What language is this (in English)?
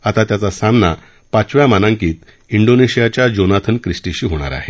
Marathi